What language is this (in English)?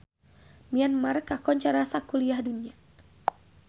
Sundanese